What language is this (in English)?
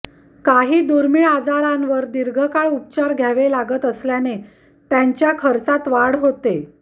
Marathi